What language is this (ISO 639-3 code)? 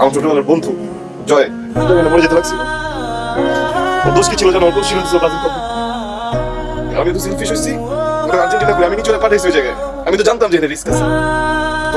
ind